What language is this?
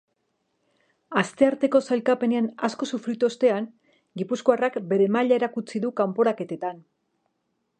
Basque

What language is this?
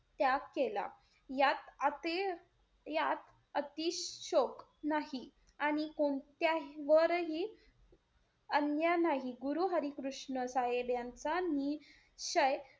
Marathi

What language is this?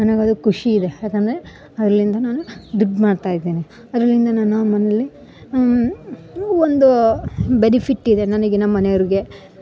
Kannada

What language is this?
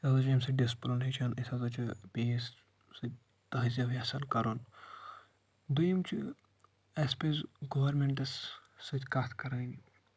Kashmiri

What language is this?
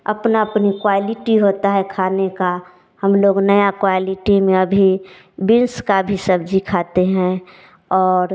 Hindi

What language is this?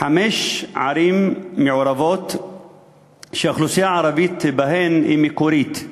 Hebrew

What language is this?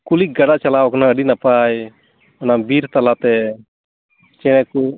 Santali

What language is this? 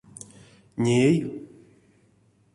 Erzya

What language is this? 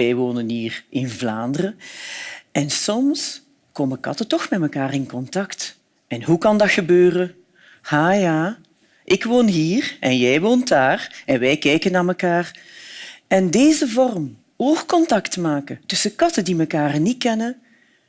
Dutch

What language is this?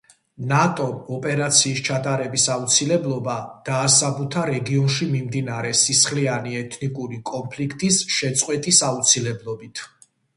Georgian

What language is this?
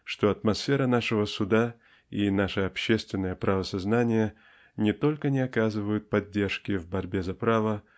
Russian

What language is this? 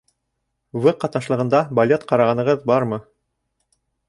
Bashkir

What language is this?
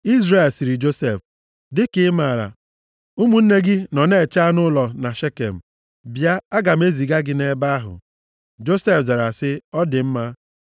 Igbo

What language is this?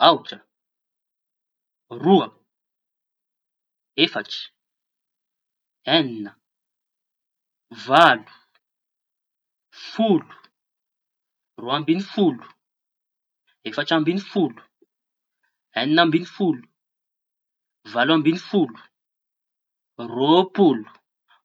Tanosy Malagasy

